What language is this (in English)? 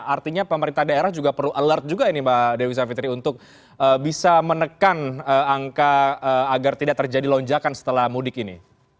Indonesian